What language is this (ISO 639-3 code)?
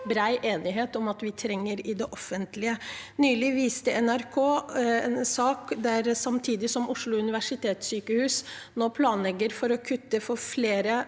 nor